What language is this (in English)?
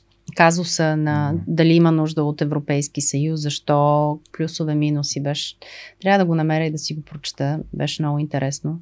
Bulgarian